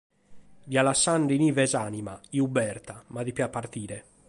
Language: Sardinian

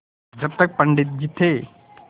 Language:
Hindi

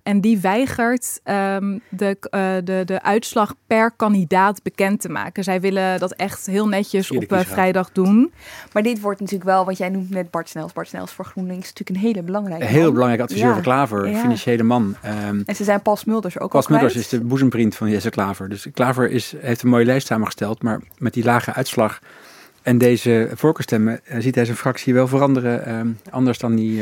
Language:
Dutch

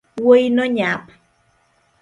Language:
Luo (Kenya and Tanzania)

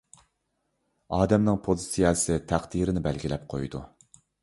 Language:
Uyghur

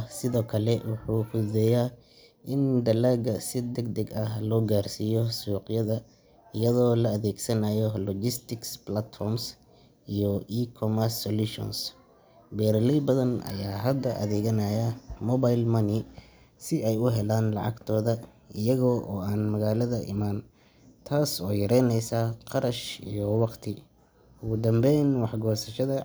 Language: Somali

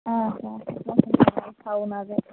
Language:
Kashmiri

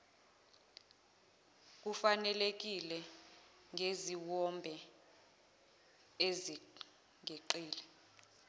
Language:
Zulu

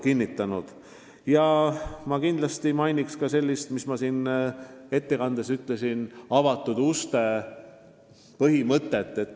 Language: Estonian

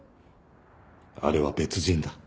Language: Japanese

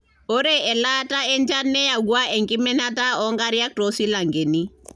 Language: Masai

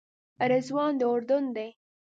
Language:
Pashto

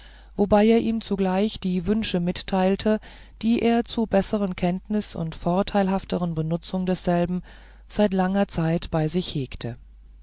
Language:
German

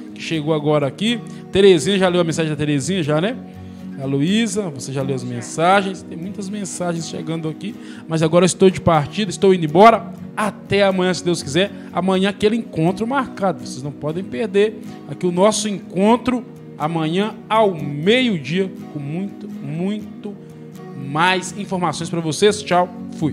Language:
Portuguese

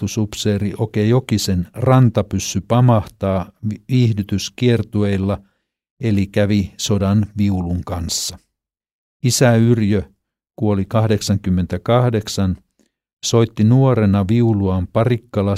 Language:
Finnish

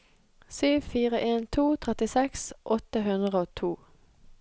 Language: Norwegian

